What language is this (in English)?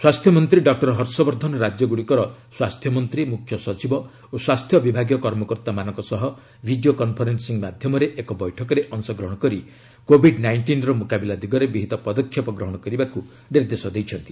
Odia